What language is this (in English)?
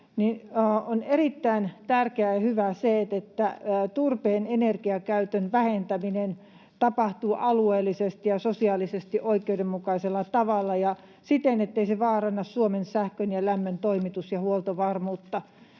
Finnish